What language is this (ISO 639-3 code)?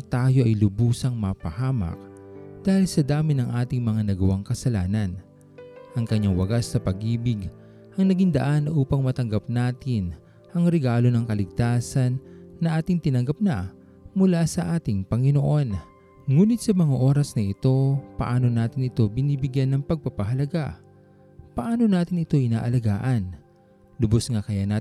fil